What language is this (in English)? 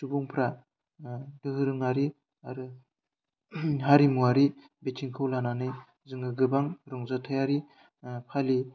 Bodo